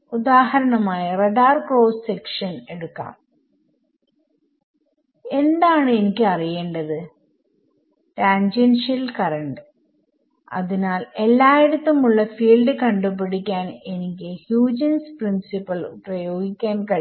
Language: Malayalam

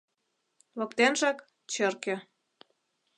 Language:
Mari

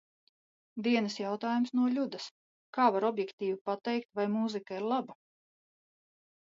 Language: Latvian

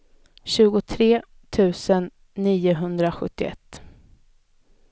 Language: Swedish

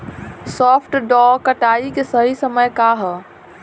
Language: Bhojpuri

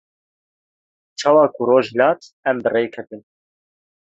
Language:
Kurdish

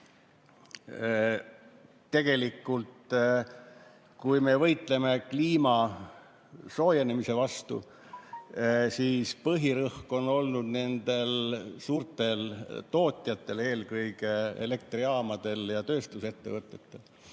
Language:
Estonian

